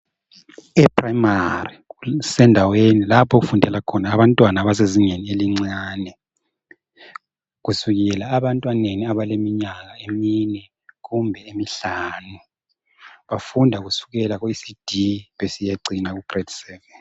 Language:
North Ndebele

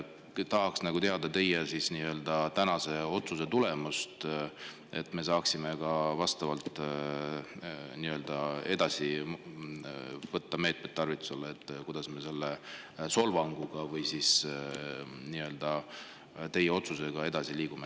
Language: Estonian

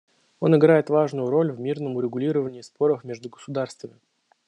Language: Russian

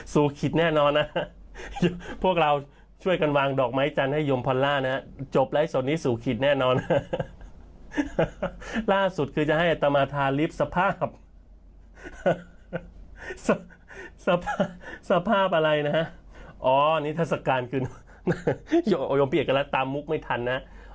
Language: Thai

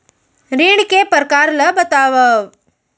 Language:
Chhattisgarhi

